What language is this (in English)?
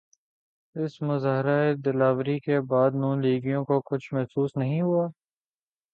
Urdu